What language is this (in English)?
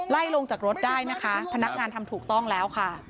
Thai